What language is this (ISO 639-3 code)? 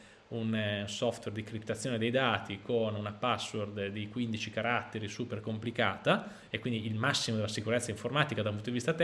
ita